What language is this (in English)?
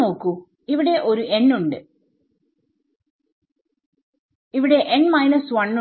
Malayalam